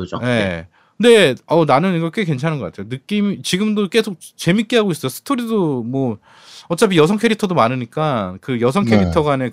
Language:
Korean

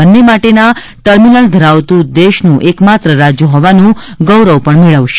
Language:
Gujarati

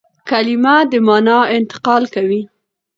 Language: Pashto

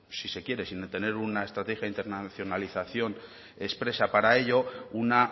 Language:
Spanish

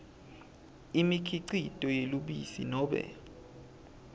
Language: Swati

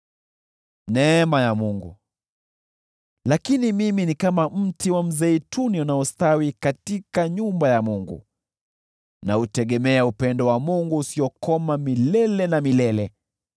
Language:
Swahili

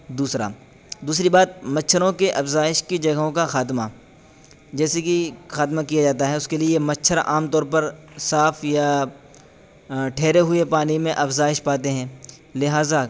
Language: Urdu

